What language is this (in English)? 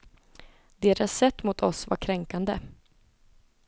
Swedish